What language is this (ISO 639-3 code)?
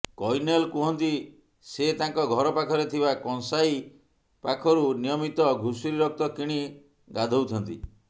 ori